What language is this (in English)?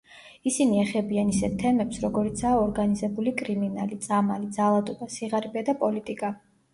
Georgian